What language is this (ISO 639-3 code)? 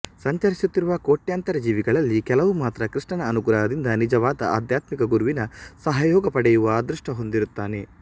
kan